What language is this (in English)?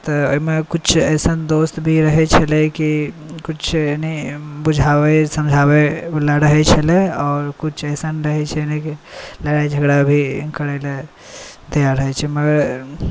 Maithili